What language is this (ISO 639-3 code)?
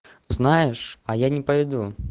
rus